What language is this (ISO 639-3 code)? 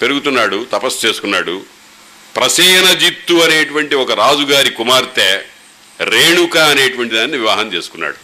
tel